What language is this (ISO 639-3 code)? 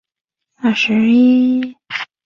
zho